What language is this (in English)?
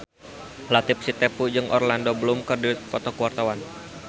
Sundanese